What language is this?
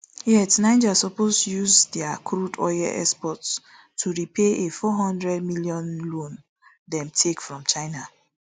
Nigerian Pidgin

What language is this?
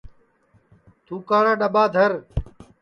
Sansi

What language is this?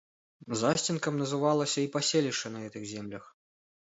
Belarusian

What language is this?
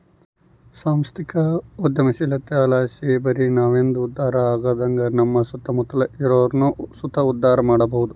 Kannada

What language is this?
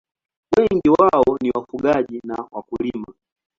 Swahili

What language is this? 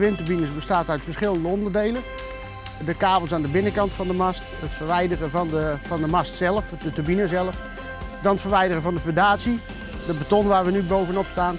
Dutch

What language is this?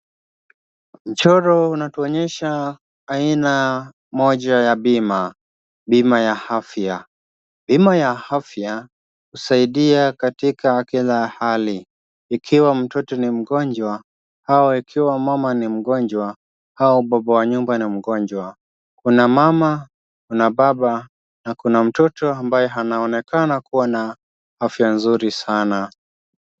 Swahili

